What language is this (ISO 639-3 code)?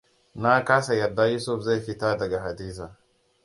hau